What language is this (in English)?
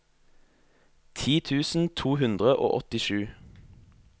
Norwegian